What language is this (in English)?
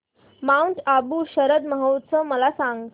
Marathi